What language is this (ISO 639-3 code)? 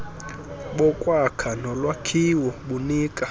xho